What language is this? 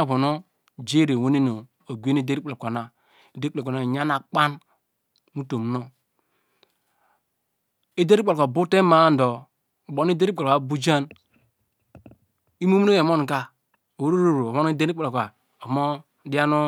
Degema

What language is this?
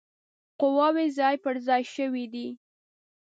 Pashto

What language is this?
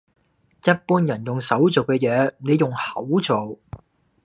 Cantonese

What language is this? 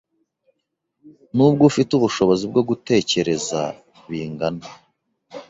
Kinyarwanda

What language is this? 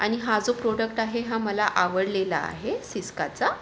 Marathi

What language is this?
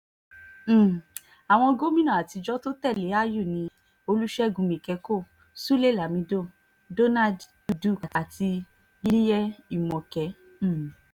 Yoruba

